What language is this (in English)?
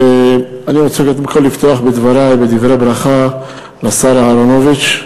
Hebrew